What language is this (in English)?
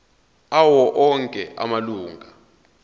Zulu